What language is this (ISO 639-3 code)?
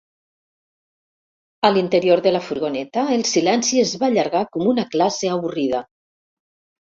cat